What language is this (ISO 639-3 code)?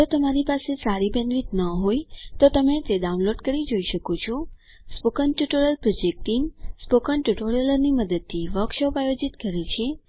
guj